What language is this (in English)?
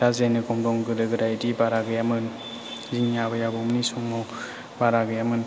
Bodo